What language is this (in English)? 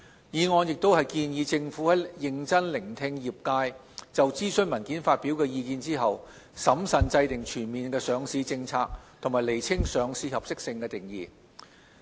Cantonese